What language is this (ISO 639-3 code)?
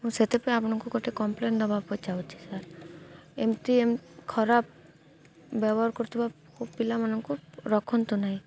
ori